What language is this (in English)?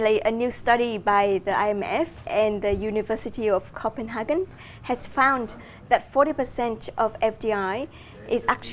Vietnamese